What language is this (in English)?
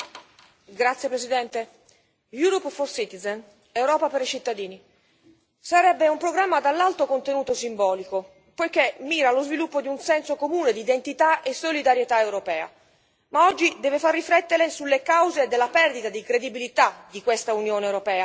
Italian